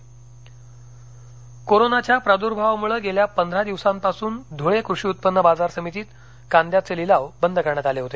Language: Marathi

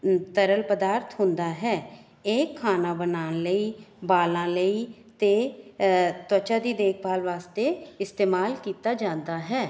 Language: Punjabi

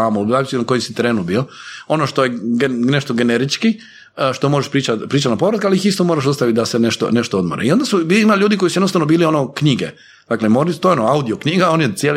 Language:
Croatian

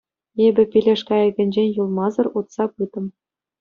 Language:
Chuvash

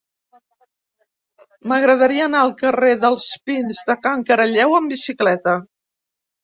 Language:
Catalan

